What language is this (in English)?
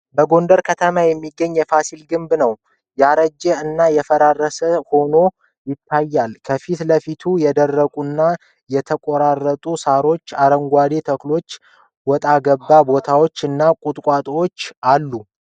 Amharic